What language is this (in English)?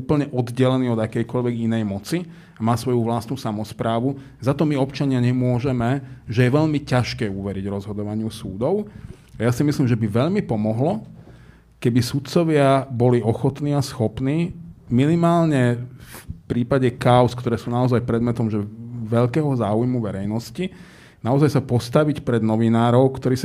Slovak